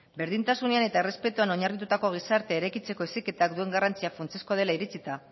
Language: Basque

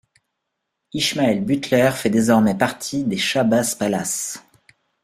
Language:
French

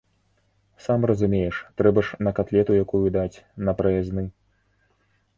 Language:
Belarusian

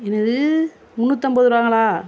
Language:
Tamil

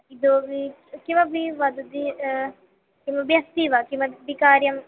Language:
Sanskrit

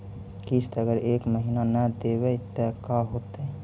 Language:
Magahi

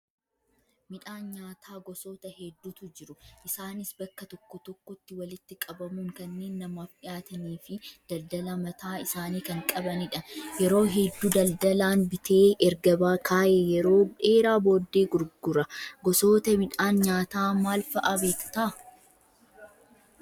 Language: Oromo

